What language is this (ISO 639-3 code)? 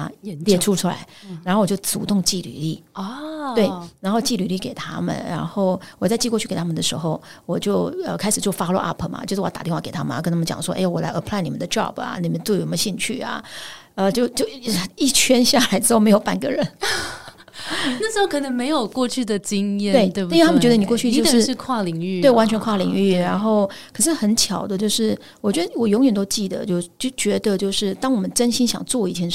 zho